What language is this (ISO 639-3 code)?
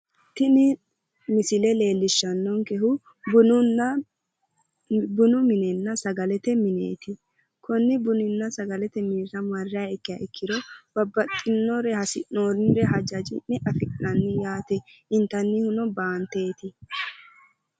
sid